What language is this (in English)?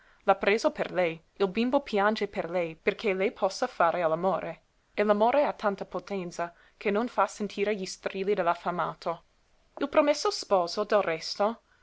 Italian